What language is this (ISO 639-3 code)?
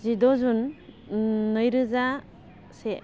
brx